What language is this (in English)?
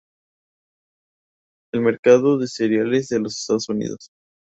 Spanish